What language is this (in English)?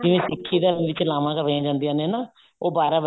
Punjabi